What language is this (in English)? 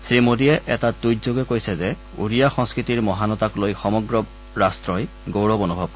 Assamese